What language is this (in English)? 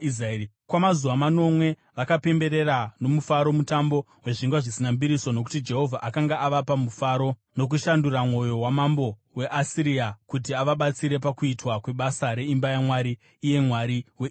Shona